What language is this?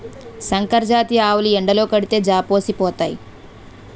Telugu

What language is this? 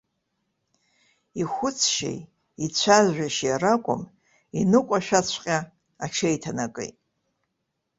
Abkhazian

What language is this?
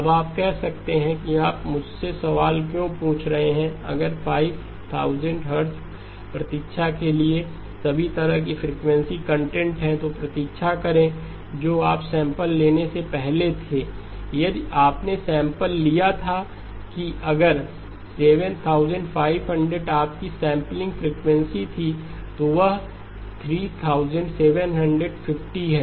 Hindi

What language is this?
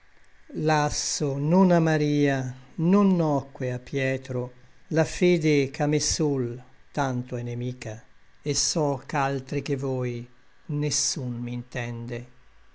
Italian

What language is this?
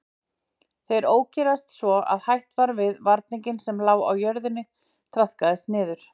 Icelandic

